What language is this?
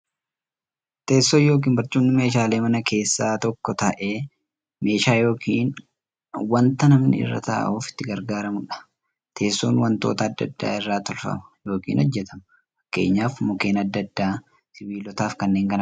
Oromo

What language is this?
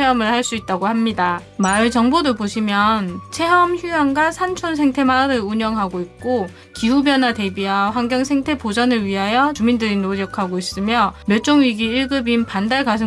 Korean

